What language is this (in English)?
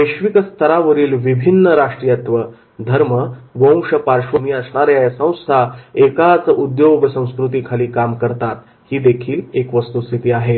Marathi